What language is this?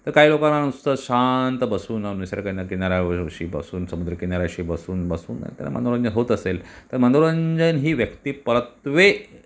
Marathi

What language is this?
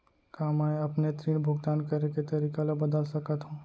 Chhattisgarhi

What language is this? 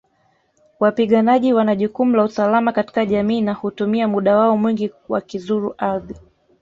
Swahili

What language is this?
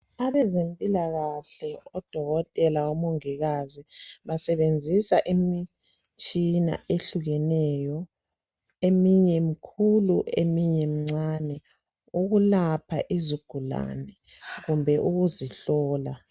North Ndebele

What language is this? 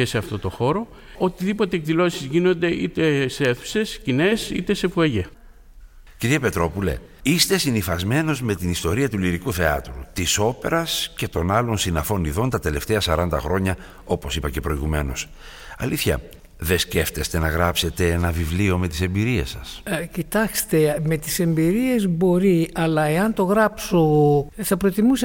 Greek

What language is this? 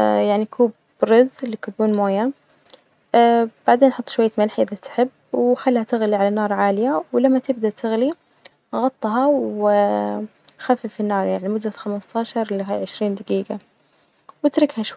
Najdi Arabic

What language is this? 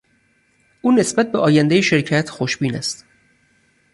Persian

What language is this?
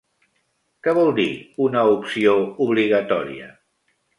Catalan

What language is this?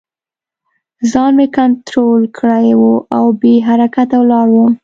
Pashto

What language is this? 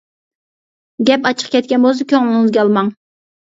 Uyghur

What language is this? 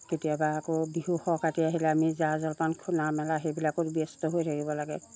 Assamese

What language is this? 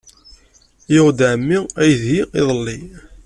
Kabyle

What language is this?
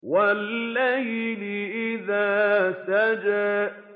Arabic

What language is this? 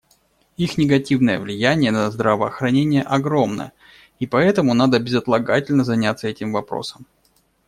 Russian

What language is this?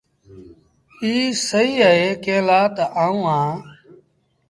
Sindhi Bhil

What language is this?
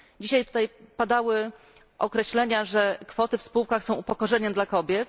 Polish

